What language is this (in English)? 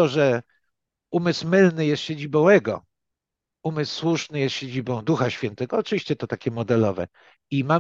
Polish